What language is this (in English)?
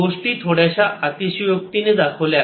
Marathi